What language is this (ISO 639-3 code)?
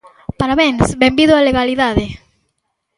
glg